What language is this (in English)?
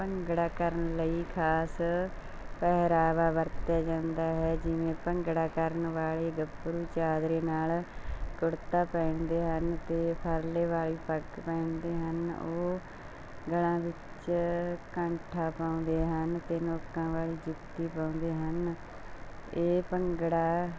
Punjabi